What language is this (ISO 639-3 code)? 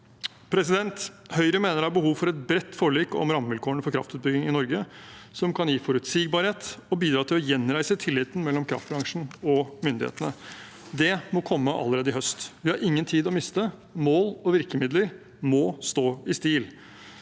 nor